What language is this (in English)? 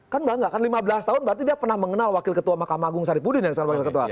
Indonesian